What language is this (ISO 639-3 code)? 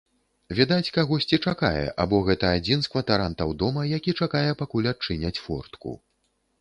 bel